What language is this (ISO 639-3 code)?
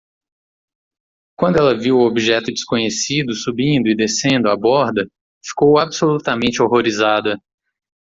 por